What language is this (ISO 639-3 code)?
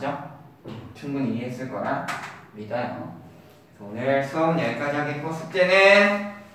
kor